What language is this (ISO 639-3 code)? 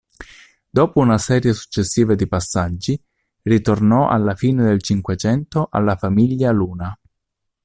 ita